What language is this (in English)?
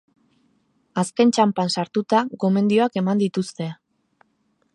Basque